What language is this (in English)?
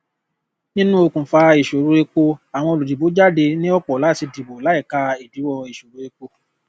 Yoruba